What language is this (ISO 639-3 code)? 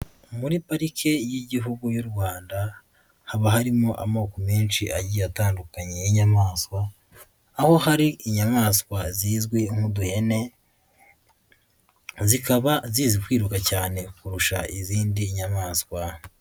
kin